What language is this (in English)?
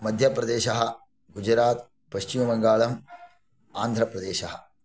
Sanskrit